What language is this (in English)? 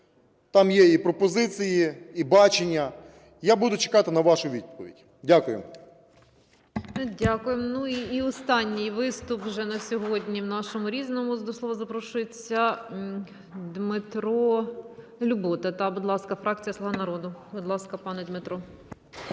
Ukrainian